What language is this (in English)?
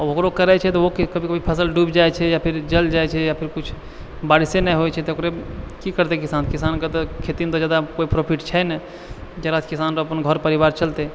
Maithili